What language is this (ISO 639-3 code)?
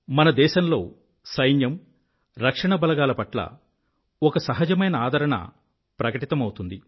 tel